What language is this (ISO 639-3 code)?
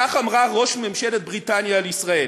heb